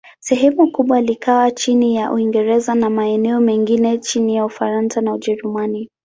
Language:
Swahili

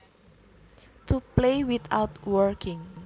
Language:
Javanese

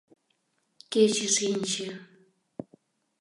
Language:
Mari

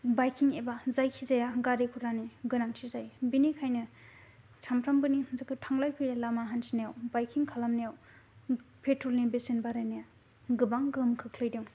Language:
Bodo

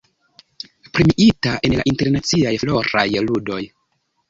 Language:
Esperanto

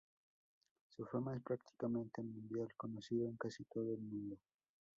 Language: Spanish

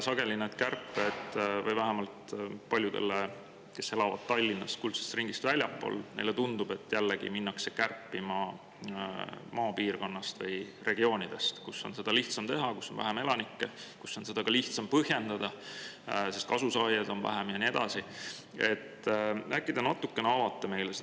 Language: Estonian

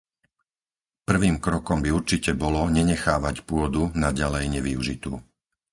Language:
Slovak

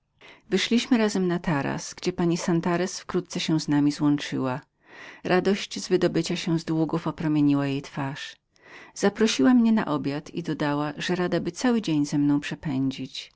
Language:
Polish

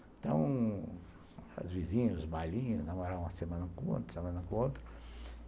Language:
Portuguese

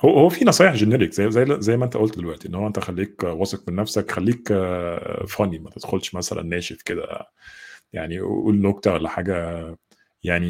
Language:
Arabic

